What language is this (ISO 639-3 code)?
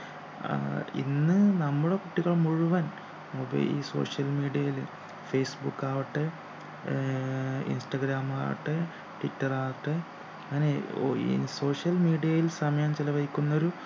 mal